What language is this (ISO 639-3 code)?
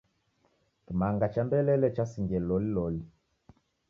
dav